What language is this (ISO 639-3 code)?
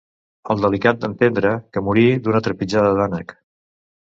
cat